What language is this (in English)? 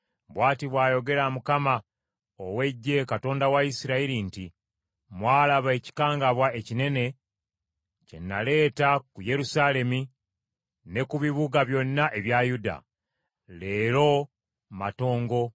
Ganda